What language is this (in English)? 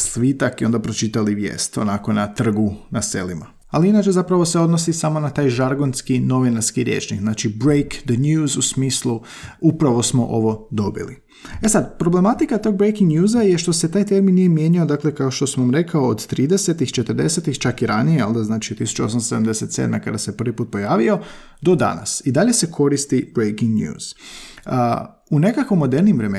Croatian